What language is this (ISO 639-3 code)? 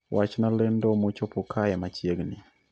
luo